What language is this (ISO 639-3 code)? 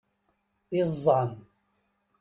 kab